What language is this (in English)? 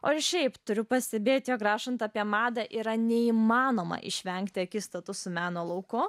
Lithuanian